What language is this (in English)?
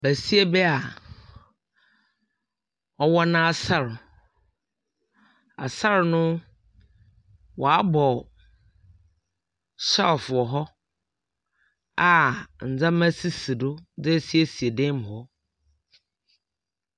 Akan